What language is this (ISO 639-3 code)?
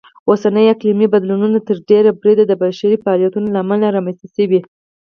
pus